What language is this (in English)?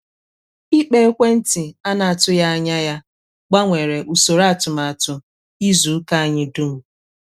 Igbo